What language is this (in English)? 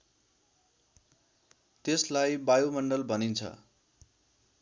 Nepali